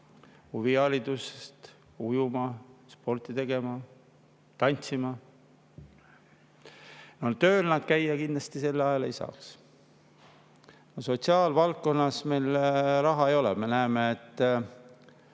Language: Estonian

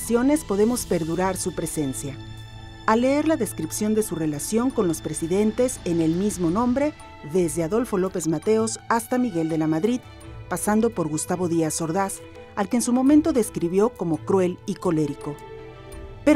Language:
Spanish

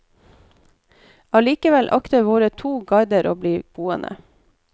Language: Norwegian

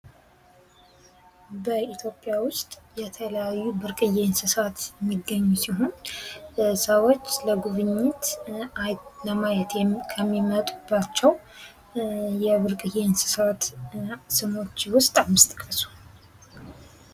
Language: Amharic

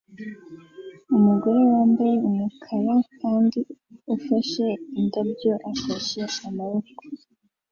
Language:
Kinyarwanda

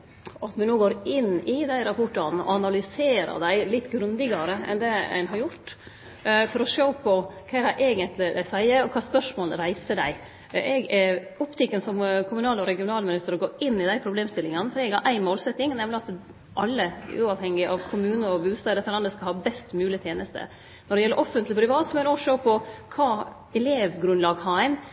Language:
Norwegian Nynorsk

